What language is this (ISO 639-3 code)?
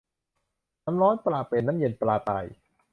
tha